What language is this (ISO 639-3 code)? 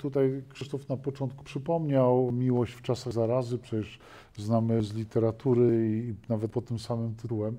pol